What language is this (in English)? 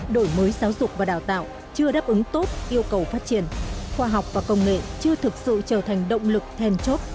Vietnamese